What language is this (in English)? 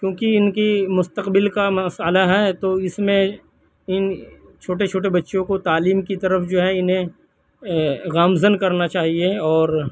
Urdu